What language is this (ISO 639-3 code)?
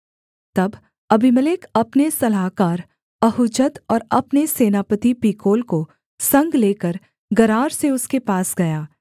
hin